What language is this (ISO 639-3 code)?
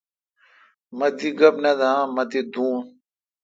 xka